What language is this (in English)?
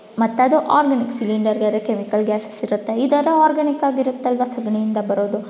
Kannada